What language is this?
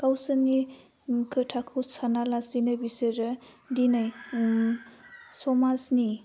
Bodo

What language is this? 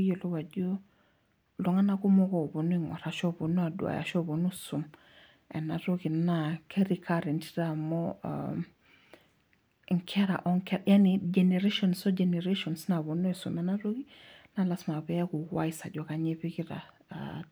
Masai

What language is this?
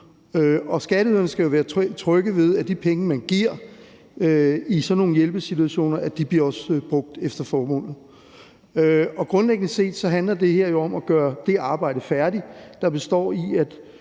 Danish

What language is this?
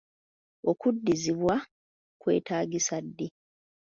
Ganda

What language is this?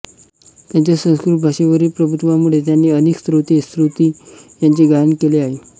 Marathi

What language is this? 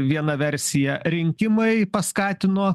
Lithuanian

